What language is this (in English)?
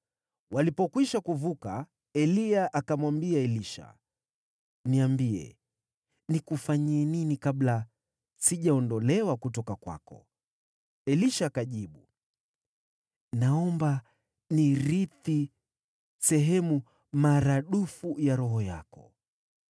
Swahili